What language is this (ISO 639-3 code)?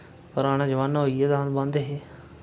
doi